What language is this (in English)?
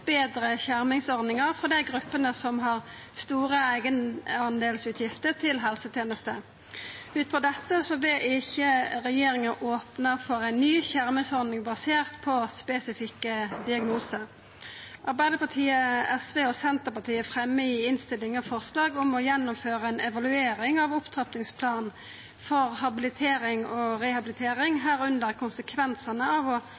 Norwegian Nynorsk